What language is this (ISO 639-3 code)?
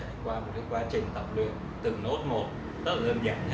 vie